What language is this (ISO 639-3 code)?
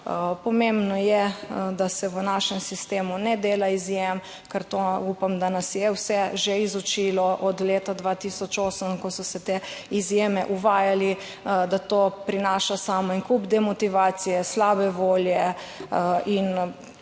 slv